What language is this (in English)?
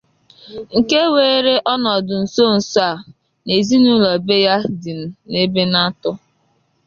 Igbo